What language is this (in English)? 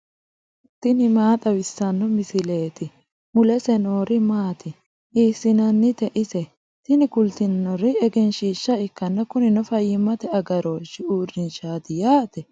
Sidamo